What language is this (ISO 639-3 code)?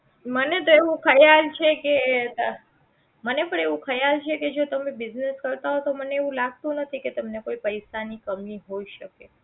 guj